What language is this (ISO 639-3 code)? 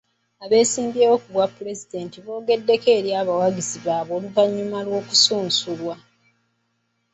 lug